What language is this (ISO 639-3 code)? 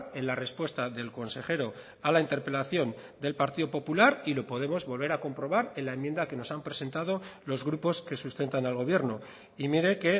spa